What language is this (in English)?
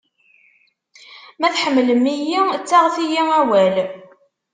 Kabyle